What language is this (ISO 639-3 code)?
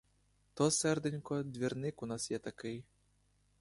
ukr